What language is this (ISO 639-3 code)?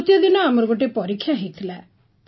ori